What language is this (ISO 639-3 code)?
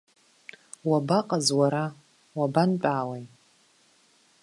abk